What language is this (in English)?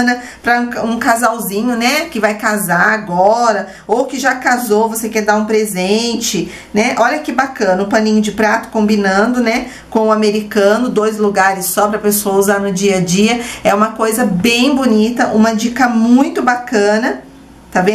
Portuguese